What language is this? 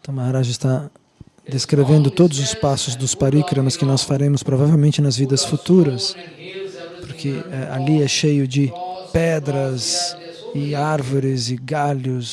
Portuguese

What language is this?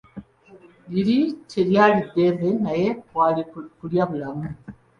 Ganda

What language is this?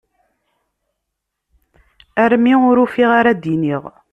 Kabyle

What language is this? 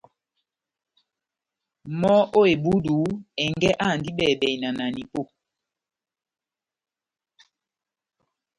Batanga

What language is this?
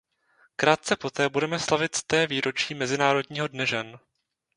Czech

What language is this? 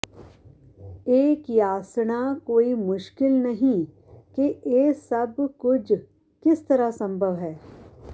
Punjabi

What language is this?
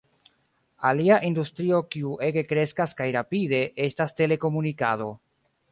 Esperanto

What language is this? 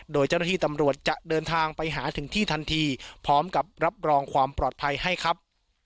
Thai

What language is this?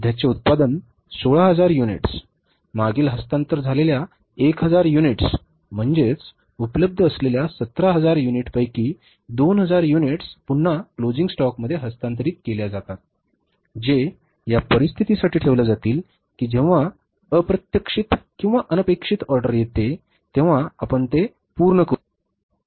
Marathi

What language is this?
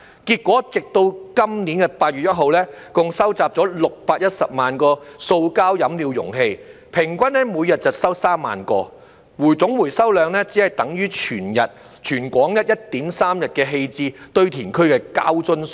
Cantonese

